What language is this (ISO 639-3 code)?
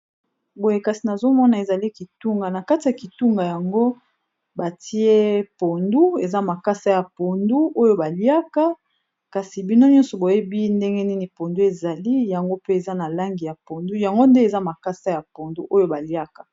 lin